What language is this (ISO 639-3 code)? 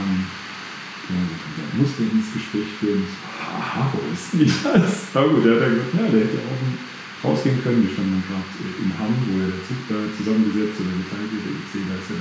deu